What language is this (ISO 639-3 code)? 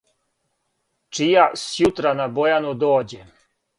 srp